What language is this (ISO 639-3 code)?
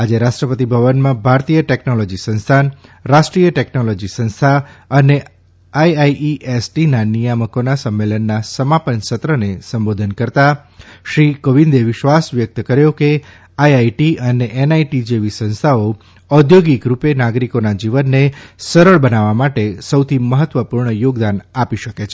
guj